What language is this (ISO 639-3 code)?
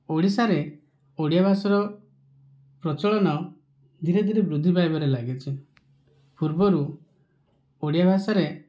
ori